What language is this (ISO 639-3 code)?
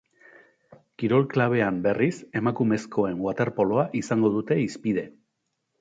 eus